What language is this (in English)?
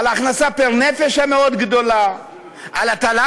Hebrew